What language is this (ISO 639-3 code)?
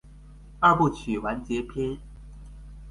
zho